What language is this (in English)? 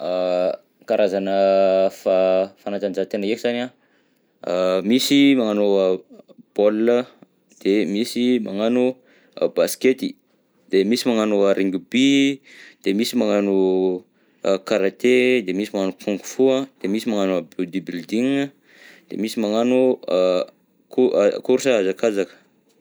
Southern Betsimisaraka Malagasy